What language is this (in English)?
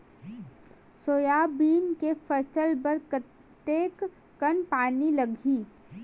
Chhattisgarhi